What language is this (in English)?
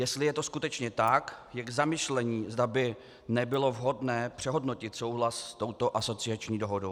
Czech